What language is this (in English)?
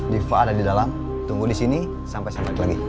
Indonesian